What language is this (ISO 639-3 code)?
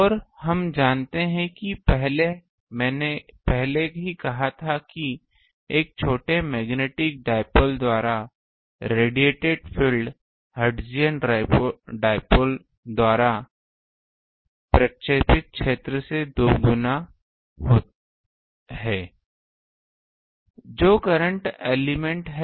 hin